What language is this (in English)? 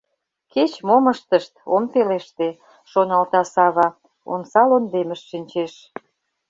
Mari